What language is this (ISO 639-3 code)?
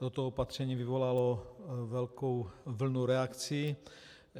ces